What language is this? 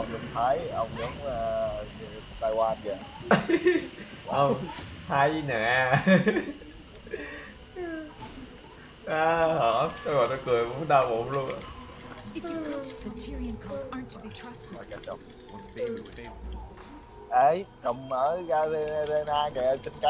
Vietnamese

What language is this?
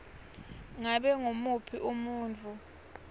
Swati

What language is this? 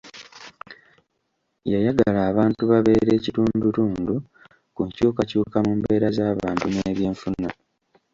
Ganda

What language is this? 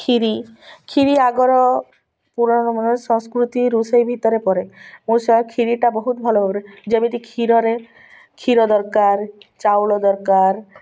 Odia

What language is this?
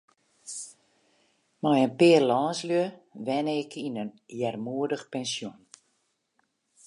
Western Frisian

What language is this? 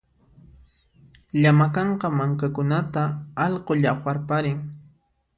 Puno Quechua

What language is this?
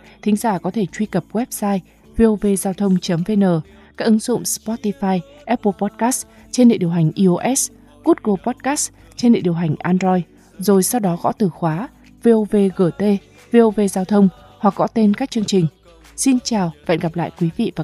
Vietnamese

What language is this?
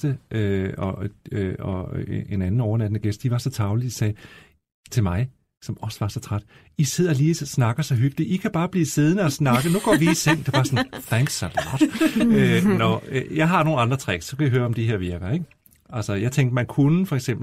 Danish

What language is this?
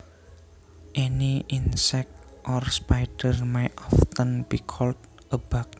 Javanese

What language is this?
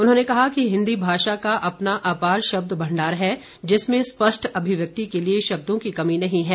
Hindi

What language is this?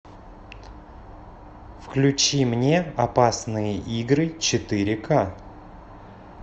Russian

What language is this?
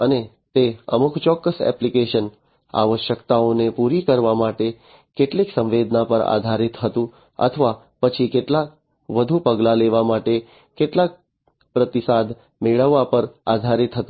Gujarati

